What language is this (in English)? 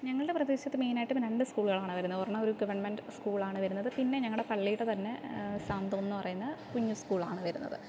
Malayalam